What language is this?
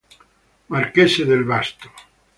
Italian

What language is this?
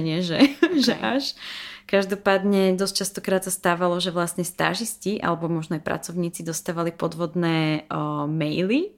Slovak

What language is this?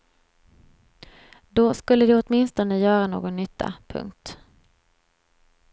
Swedish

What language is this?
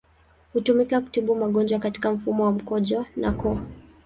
Swahili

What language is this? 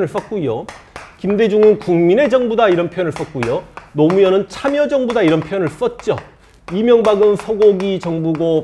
Korean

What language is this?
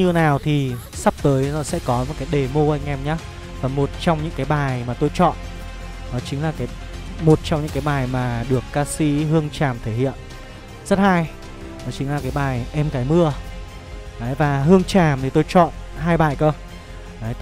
Vietnamese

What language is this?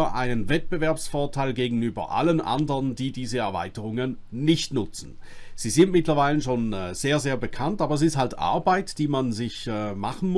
German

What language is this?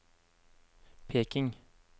Norwegian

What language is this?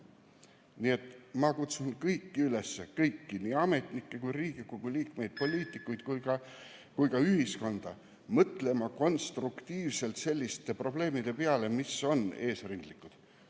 Estonian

